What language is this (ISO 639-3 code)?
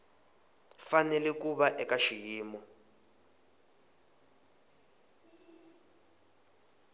tso